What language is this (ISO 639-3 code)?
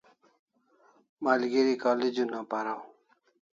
kls